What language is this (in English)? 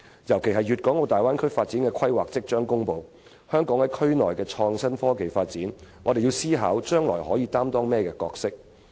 Cantonese